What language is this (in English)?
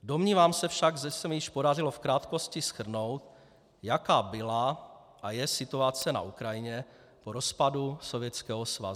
Czech